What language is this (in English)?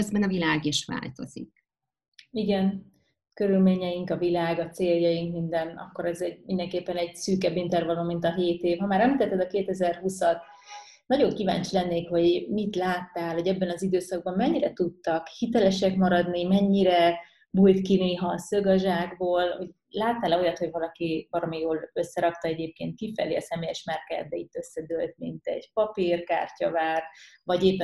Hungarian